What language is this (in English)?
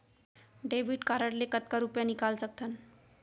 Chhattisgarhi